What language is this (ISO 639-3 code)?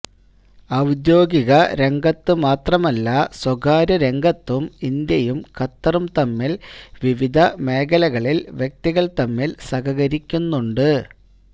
mal